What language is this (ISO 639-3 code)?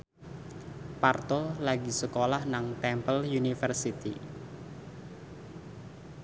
jav